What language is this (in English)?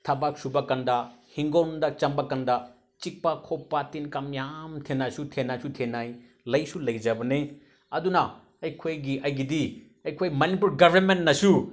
Manipuri